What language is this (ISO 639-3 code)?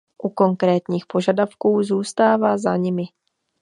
ces